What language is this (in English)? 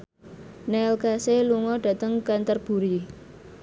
Javanese